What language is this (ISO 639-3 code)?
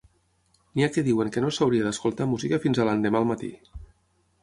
cat